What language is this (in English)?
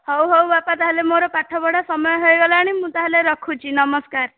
Odia